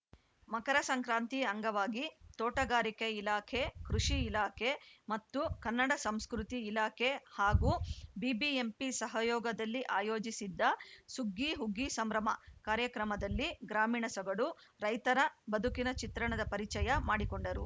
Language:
Kannada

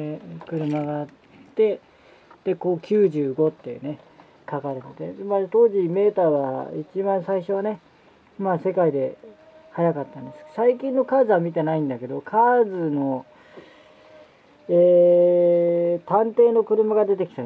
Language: Japanese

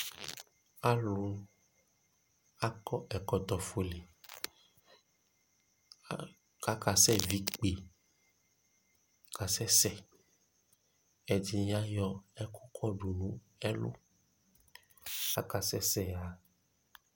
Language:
Ikposo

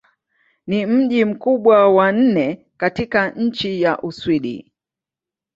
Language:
Swahili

